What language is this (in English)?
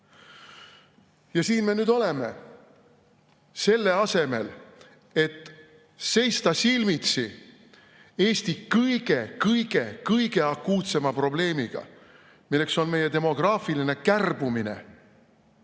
Estonian